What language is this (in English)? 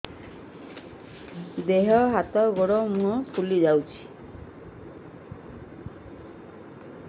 Odia